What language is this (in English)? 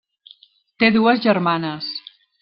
Catalan